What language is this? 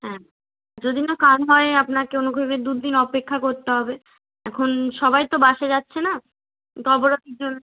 Bangla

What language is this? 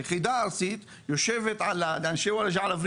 Hebrew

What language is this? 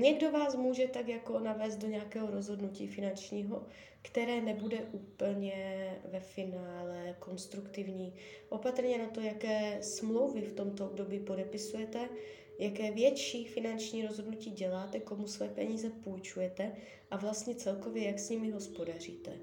Czech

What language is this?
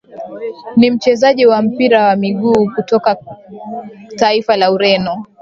Swahili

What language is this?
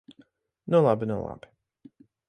Latvian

